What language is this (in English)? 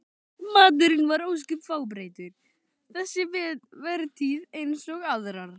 Icelandic